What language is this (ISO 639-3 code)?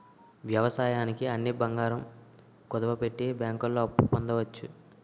tel